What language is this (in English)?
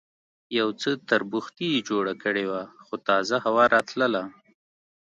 Pashto